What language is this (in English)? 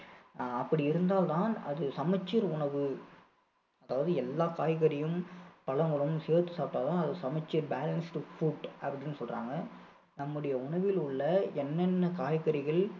Tamil